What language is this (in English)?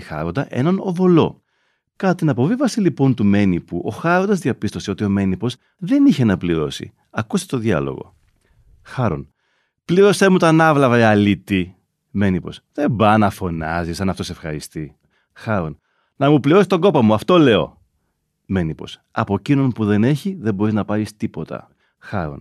Greek